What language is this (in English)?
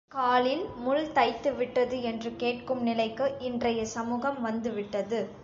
Tamil